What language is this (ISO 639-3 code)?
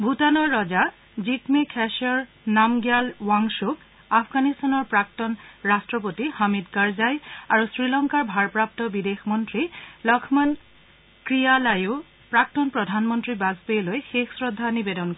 asm